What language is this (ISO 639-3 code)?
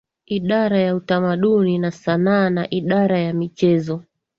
swa